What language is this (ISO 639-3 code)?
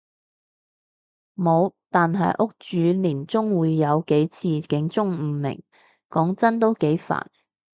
yue